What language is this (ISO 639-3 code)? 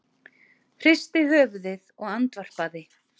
isl